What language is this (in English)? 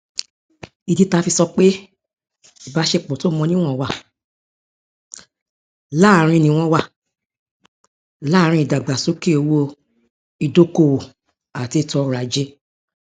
Yoruba